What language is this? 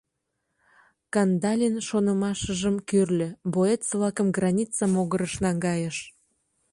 Mari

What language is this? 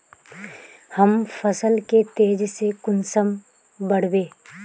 Magahi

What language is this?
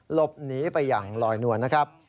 Thai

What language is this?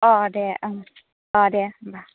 Bodo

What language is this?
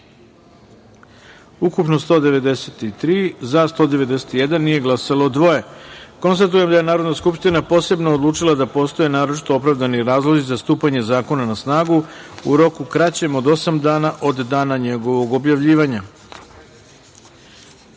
Serbian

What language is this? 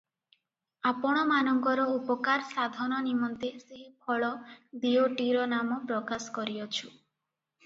Odia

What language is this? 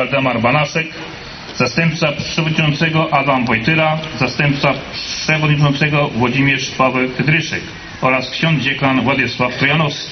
Polish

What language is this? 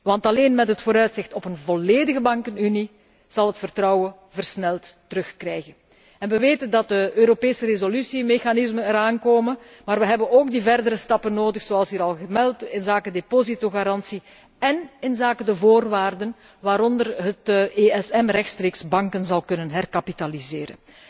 Dutch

